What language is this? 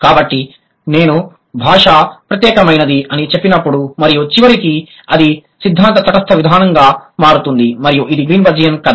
Telugu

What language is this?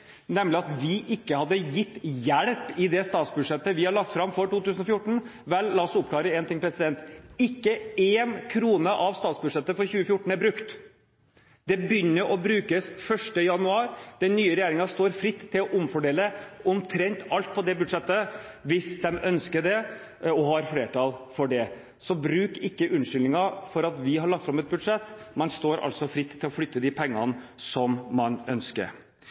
Norwegian Bokmål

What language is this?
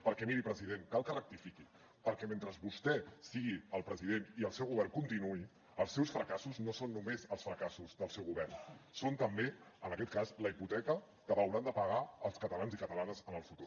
Catalan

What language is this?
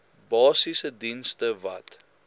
Afrikaans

